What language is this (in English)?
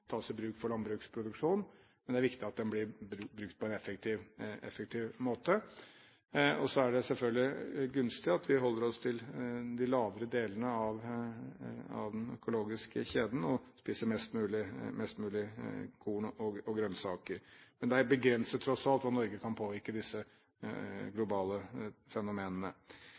Norwegian Bokmål